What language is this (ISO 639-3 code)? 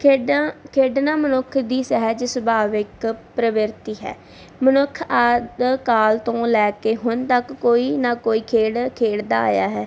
pan